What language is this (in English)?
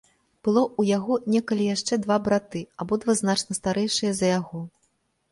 Belarusian